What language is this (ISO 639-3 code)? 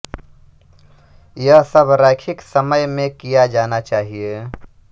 hin